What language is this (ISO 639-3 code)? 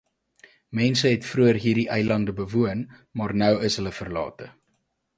afr